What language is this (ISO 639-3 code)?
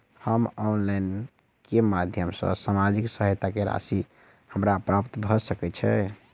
mai